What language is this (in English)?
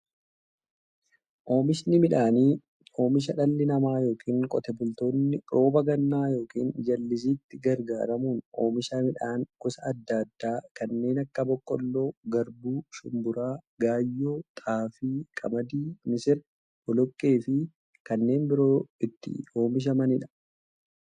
Oromo